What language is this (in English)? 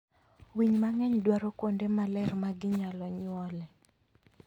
Luo (Kenya and Tanzania)